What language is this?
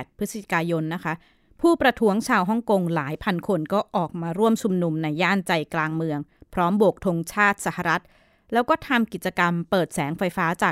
Thai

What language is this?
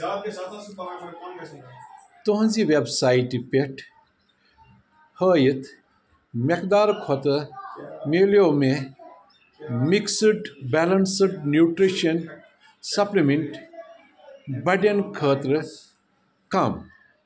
Kashmiri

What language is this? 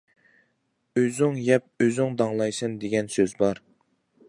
Uyghur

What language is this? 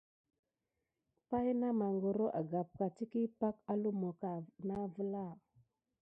Gidar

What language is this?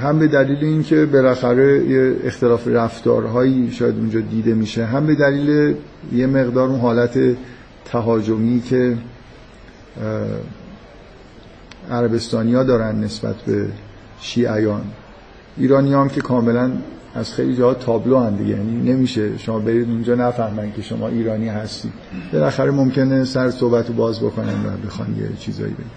Persian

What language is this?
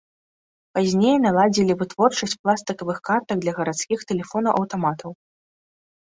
Belarusian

